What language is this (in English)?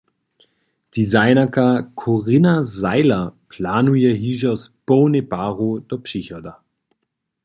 Upper Sorbian